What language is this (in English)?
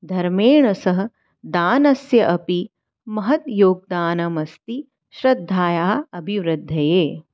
Sanskrit